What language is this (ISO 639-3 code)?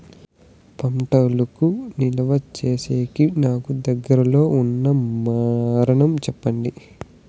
tel